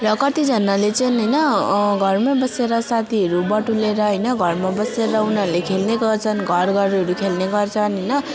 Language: Nepali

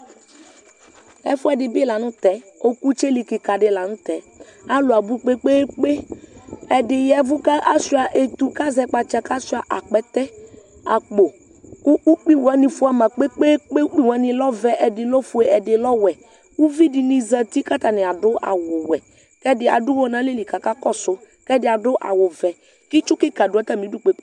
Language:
Ikposo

